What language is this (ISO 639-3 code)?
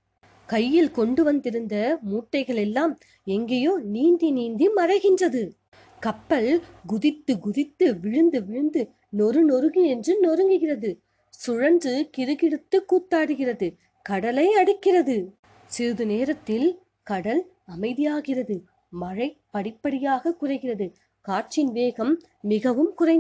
tam